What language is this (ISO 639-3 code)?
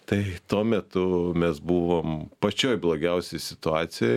lit